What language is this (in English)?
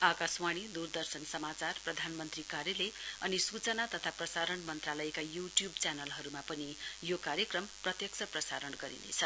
Nepali